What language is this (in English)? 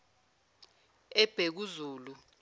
Zulu